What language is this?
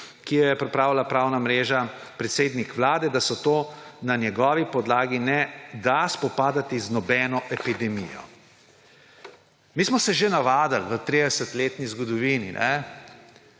Slovenian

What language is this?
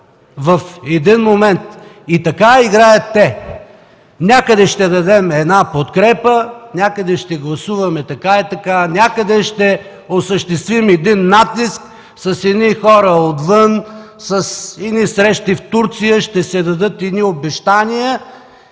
Bulgarian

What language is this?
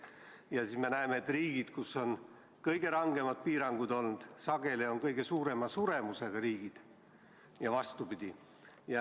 Estonian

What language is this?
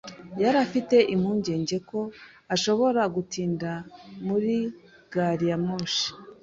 Kinyarwanda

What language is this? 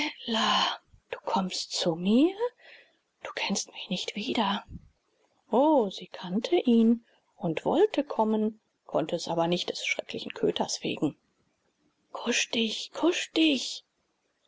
German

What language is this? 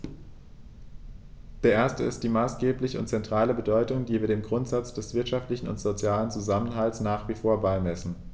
German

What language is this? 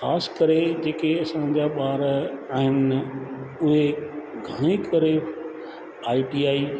Sindhi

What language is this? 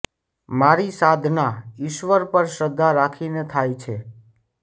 Gujarati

